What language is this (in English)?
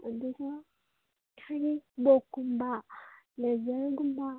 Manipuri